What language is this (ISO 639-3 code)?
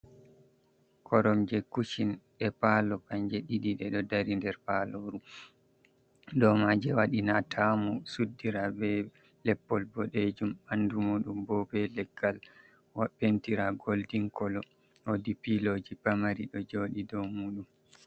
ful